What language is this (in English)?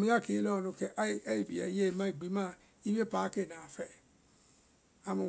Vai